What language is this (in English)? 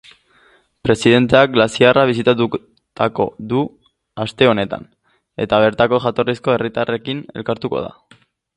Basque